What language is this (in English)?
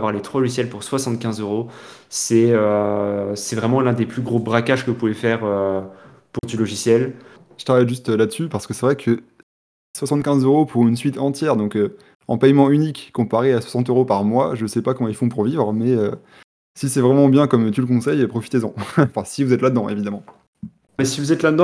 French